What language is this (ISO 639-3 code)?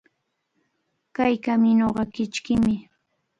qvl